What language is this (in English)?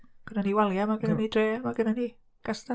Welsh